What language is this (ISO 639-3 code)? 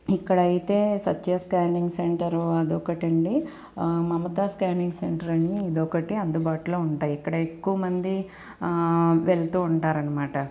tel